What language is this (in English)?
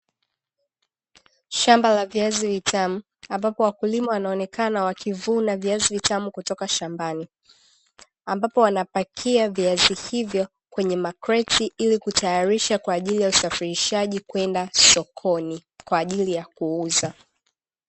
Swahili